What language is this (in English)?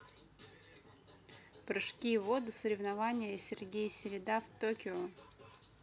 Russian